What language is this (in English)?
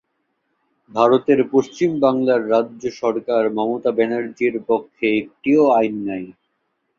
Bangla